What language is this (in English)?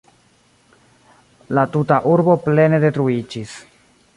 Esperanto